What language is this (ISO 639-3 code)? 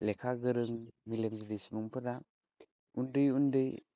brx